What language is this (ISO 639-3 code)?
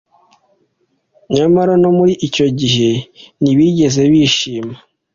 kin